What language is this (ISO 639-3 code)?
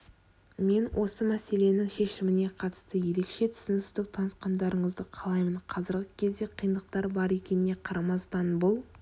kaz